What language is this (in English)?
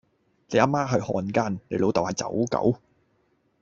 Cantonese